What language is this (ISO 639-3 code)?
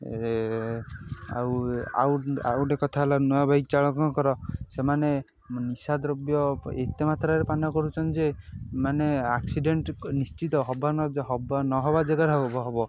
ori